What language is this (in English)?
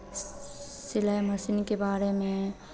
Hindi